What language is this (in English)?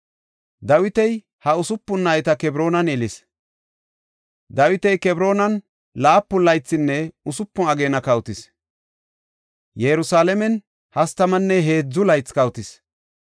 Gofa